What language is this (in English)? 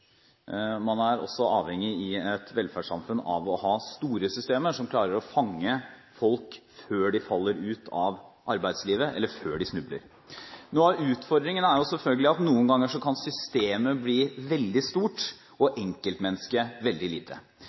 Norwegian Bokmål